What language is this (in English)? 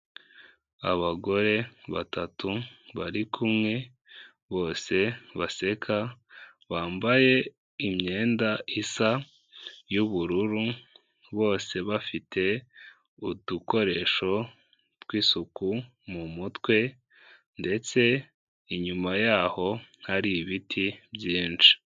Kinyarwanda